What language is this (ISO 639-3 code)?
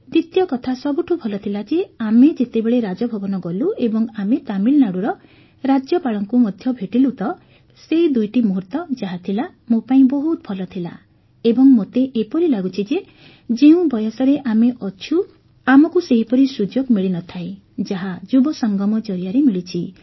ori